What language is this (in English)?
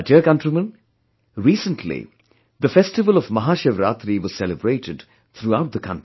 English